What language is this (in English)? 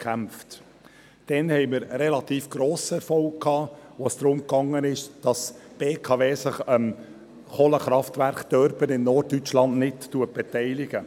Swiss German